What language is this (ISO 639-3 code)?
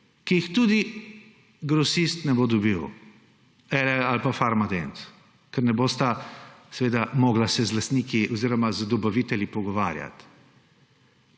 slv